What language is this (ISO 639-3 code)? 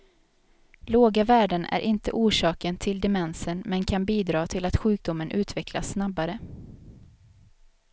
swe